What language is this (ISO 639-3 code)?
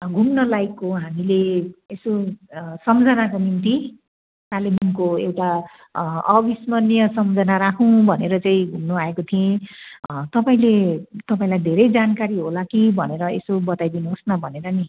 nep